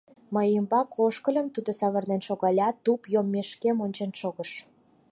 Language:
Mari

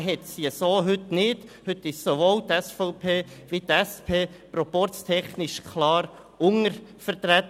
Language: Swiss German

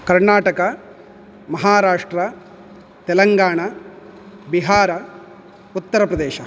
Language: Sanskrit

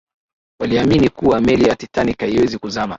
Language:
Swahili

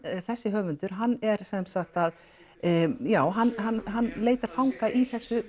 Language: Icelandic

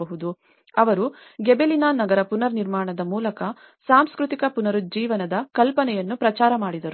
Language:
Kannada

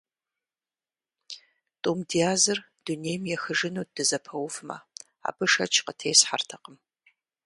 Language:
Kabardian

